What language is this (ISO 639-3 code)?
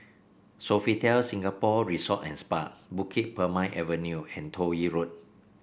eng